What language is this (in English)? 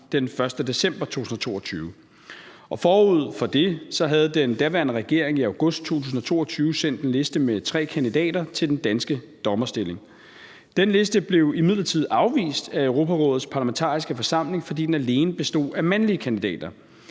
Danish